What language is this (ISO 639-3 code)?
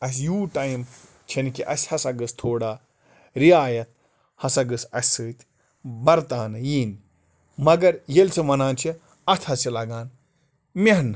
kas